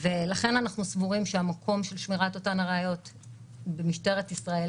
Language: Hebrew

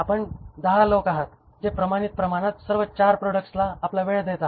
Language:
Marathi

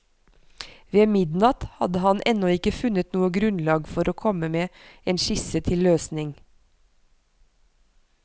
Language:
Norwegian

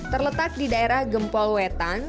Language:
Indonesian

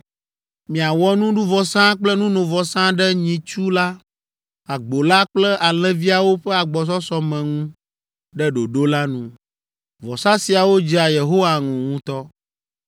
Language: Ewe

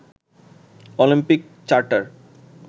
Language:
Bangla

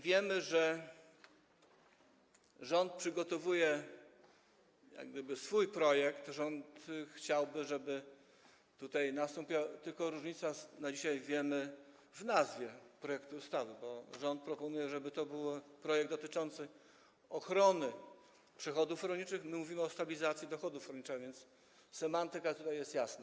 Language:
Polish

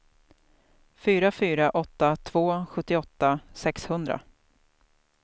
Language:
Swedish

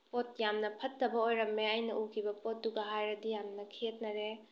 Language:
Manipuri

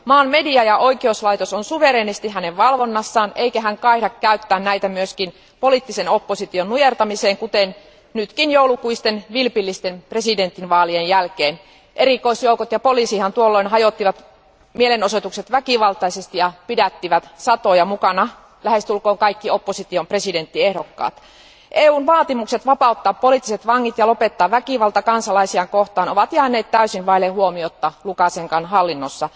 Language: Finnish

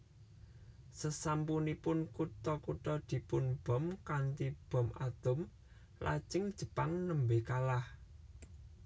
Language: Javanese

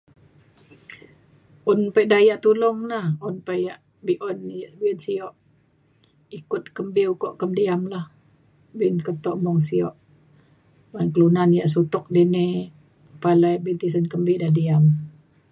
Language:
Mainstream Kenyah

